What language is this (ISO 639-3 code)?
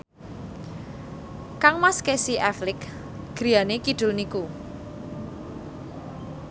jav